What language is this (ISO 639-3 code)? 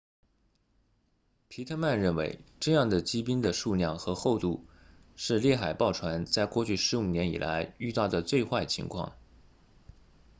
zho